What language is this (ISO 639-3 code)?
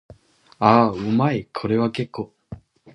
jpn